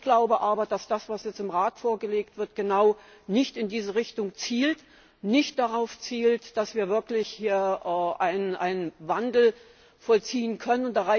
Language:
German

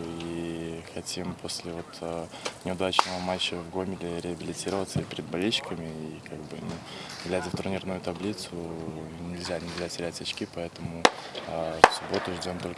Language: Russian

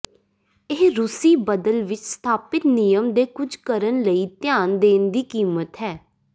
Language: Punjabi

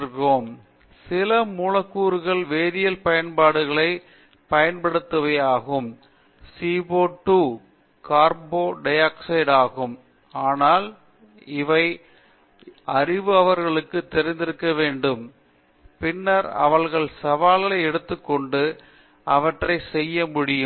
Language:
Tamil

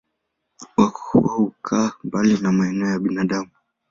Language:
Swahili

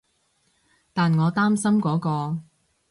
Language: Cantonese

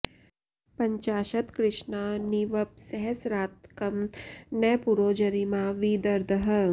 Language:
Sanskrit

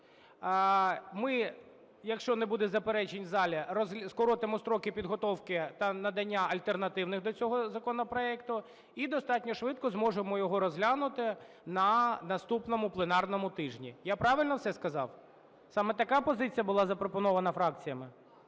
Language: Ukrainian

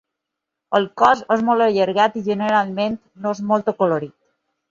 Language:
Catalan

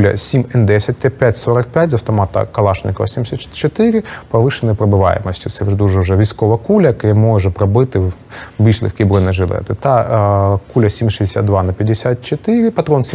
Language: Ukrainian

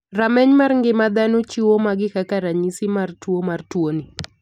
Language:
Luo (Kenya and Tanzania)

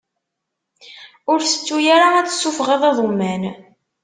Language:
Kabyle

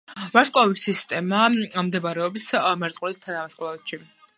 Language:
Georgian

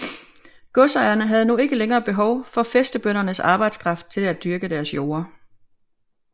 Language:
Danish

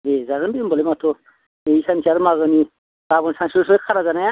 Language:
Bodo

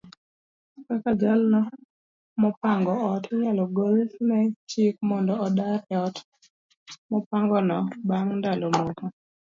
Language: Luo (Kenya and Tanzania)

